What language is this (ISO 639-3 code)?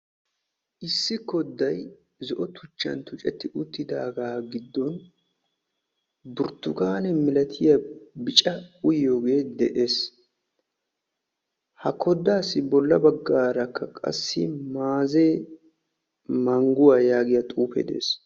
wal